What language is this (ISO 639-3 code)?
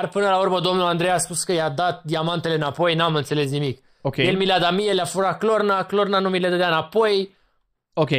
ron